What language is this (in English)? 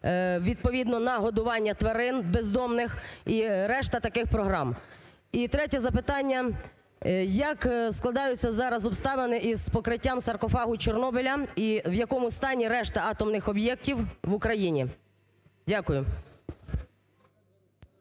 Ukrainian